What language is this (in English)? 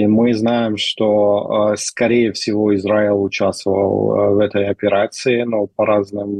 Russian